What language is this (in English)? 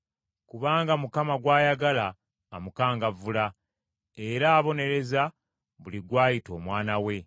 Ganda